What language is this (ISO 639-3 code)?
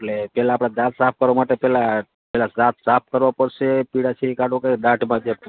guj